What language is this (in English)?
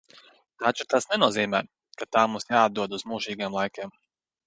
Latvian